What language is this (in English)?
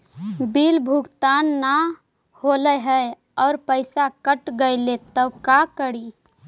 Magahi